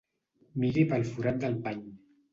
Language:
Catalan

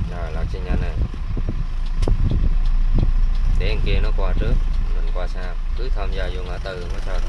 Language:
Vietnamese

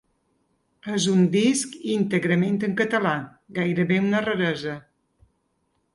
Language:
Catalan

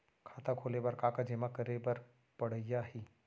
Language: Chhattisgarhi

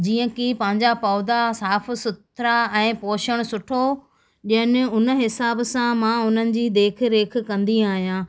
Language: Sindhi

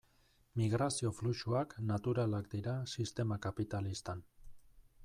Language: Basque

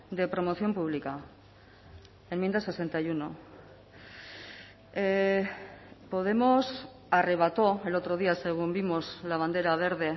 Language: Spanish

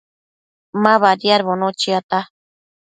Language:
Matsés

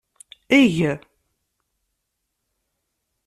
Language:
Kabyle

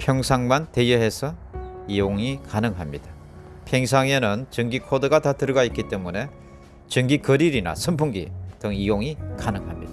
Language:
Korean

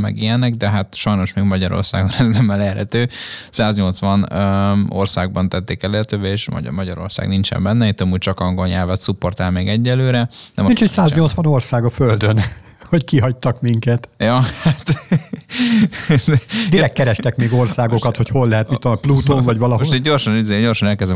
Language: Hungarian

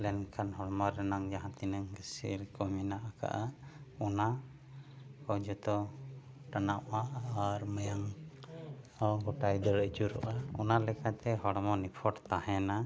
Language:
Santali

